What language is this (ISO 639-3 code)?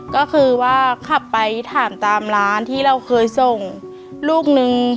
tha